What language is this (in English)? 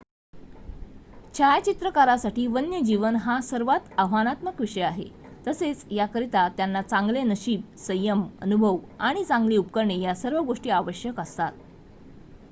Marathi